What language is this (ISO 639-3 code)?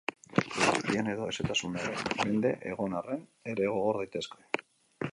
eus